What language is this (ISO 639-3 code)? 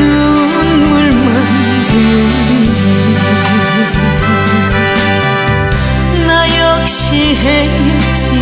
kor